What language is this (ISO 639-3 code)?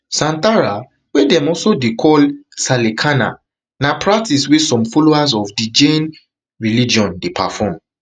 pcm